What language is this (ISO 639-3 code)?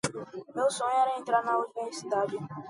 por